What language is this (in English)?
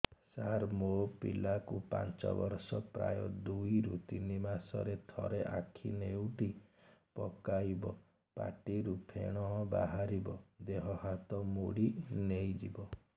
Odia